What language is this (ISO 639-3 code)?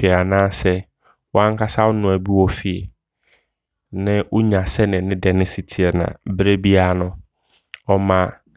abr